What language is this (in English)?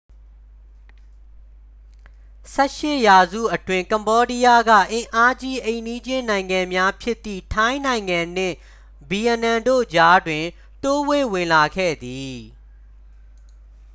Burmese